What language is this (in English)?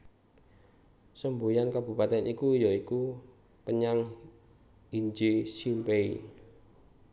Javanese